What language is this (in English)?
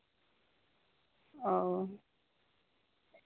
Santali